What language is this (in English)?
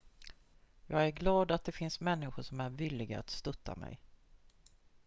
Swedish